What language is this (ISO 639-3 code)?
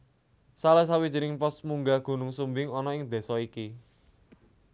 jav